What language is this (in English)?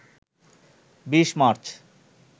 Bangla